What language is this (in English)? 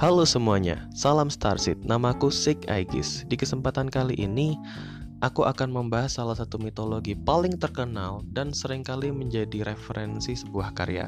Indonesian